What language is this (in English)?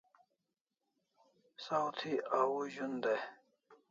Kalasha